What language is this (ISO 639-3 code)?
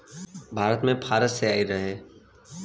bho